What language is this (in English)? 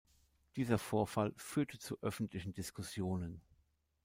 German